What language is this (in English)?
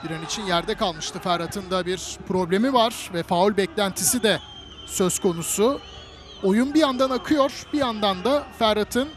Turkish